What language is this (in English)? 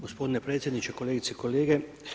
Croatian